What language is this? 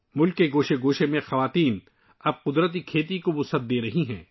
Urdu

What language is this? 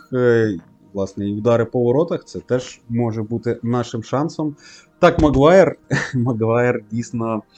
Ukrainian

